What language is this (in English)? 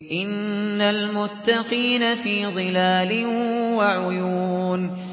Arabic